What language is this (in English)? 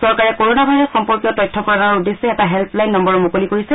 Assamese